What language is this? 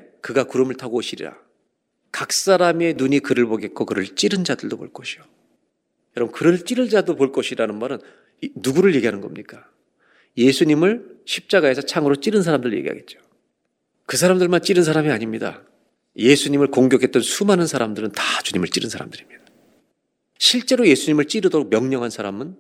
Korean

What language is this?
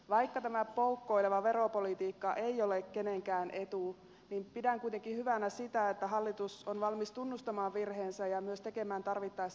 Finnish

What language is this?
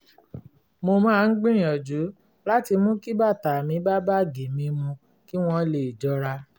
Yoruba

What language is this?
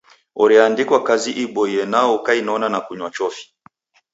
Taita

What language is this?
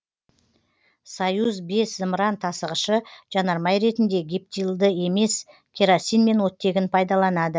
Kazakh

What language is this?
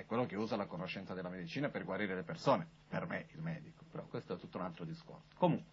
Italian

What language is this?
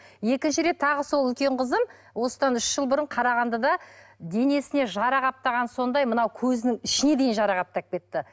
Kazakh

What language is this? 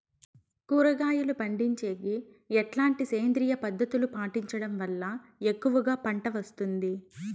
Telugu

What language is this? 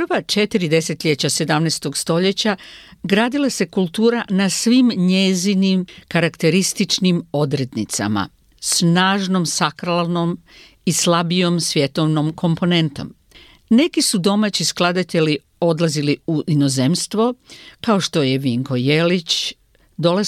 Croatian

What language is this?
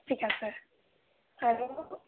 Assamese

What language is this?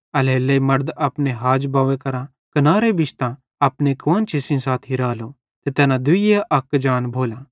Bhadrawahi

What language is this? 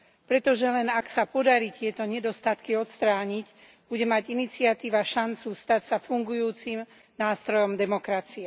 Slovak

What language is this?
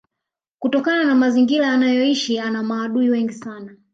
Swahili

